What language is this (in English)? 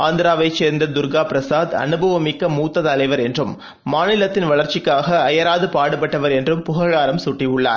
Tamil